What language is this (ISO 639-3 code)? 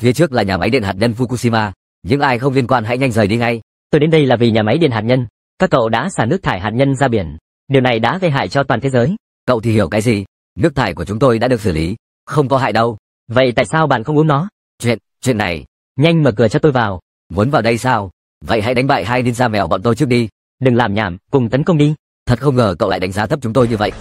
vie